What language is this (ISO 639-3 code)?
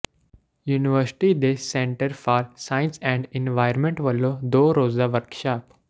pan